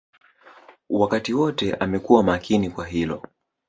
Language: Swahili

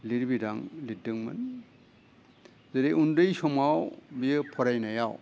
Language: Bodo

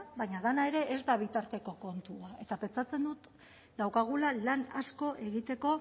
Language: Basque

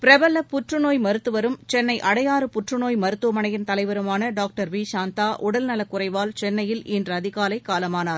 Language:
Tamil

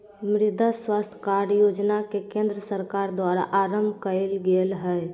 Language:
Magahi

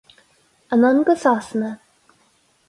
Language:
Irish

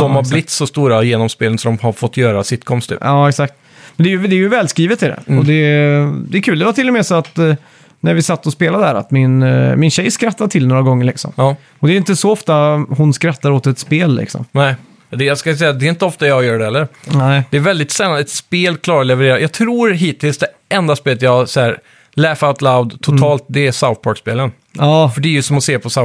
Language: Swedish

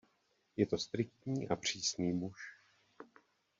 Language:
Czech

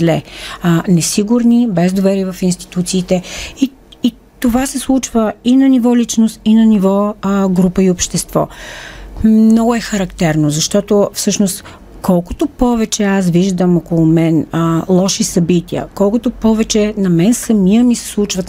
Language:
Bulgarian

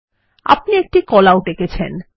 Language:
Bangla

